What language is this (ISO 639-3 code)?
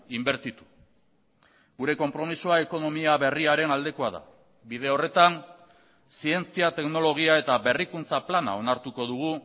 eus